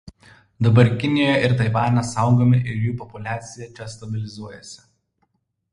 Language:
Lithuanian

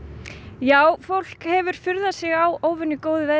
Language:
Icelandic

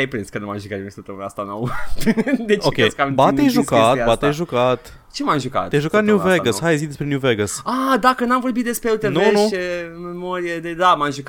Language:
Romanian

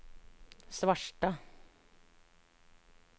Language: Norwegian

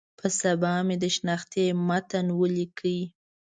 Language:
Pashto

